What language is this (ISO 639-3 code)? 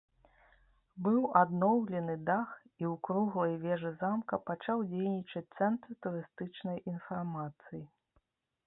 bel